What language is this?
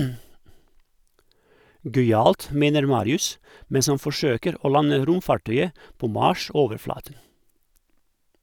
Norwegian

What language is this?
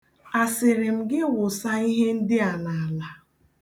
Igbo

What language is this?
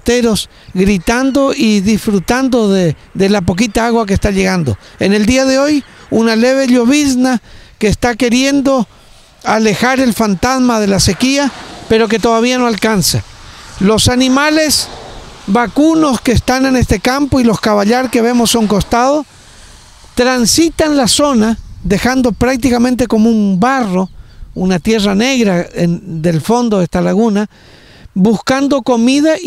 Spanish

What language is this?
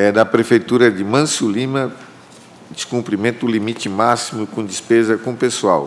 Portuguese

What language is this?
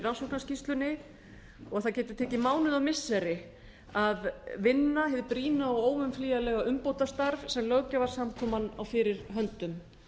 Icelandic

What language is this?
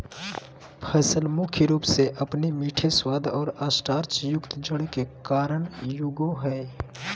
Magahi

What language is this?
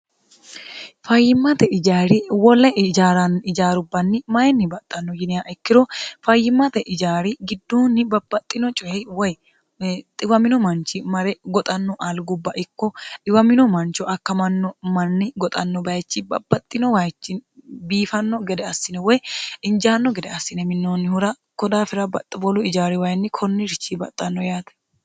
Sidamo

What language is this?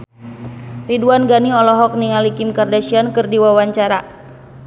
Sundanese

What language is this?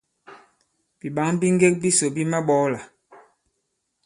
Bankon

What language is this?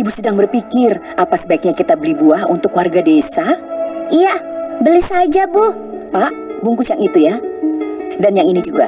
Indonesian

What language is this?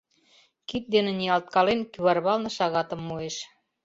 Mari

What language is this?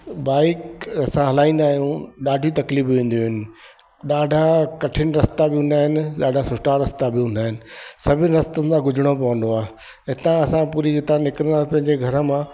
Sindhi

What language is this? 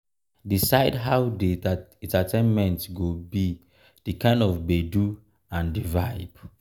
Nigerian Pidgin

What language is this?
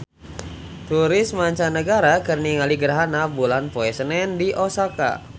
Sundanese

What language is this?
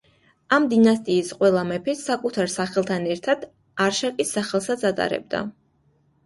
Georgian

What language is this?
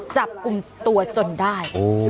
Thai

